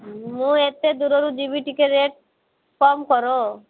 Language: Odia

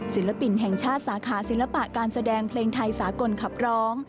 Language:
Thai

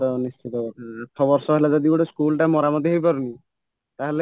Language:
Odia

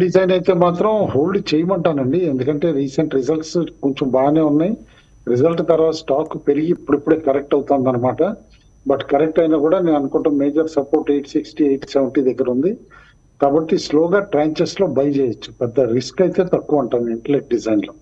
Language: Telugu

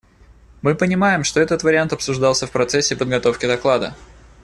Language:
Russian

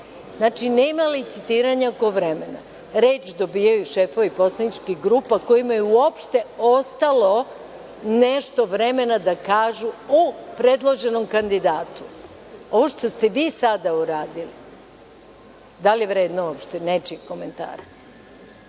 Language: Serbian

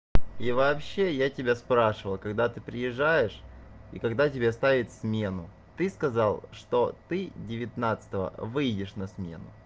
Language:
Russian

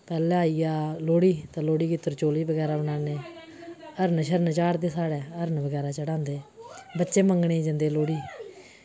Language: Dogri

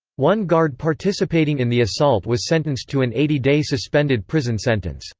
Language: English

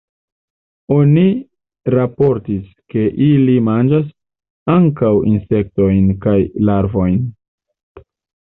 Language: Esperanto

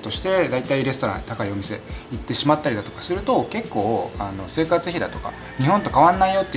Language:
Japanese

